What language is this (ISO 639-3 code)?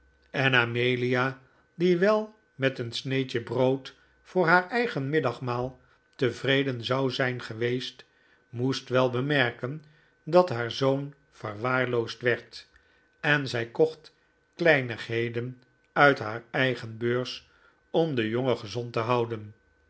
nld